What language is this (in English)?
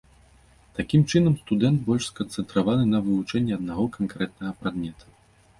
Belarusian